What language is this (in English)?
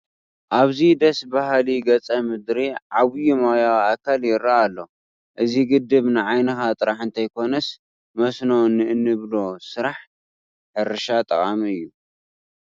Tigrinya